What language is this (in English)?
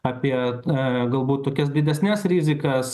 Lithuanian